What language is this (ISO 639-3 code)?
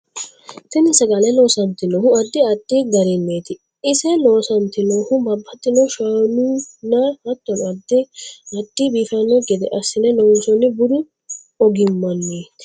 sid